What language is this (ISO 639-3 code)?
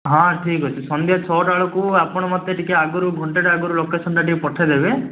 ori